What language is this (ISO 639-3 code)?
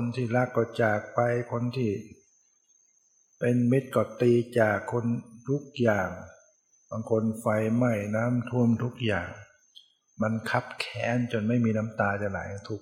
tha